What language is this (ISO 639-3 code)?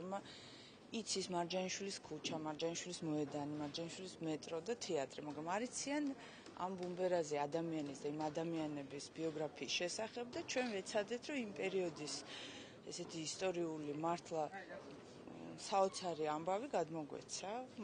ron